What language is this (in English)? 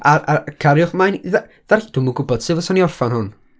Welsh